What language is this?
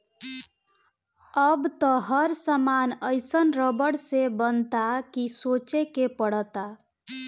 Bhojpuri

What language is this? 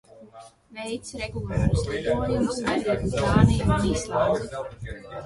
Latvian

